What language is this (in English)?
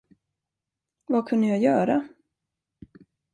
Swedish